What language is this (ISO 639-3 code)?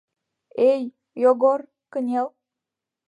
chm